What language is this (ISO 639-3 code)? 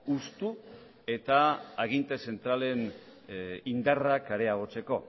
eus